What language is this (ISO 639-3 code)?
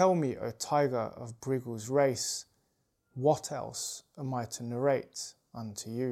eng